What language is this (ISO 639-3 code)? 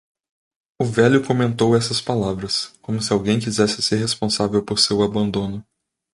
por